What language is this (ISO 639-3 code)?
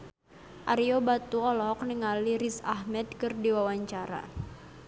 sun